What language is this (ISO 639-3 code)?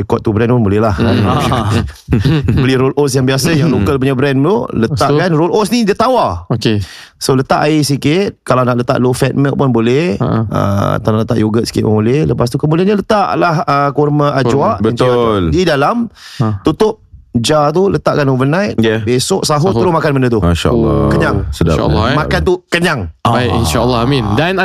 msa